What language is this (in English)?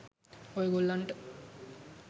Sinhala